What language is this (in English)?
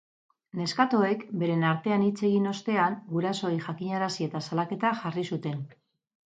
Basque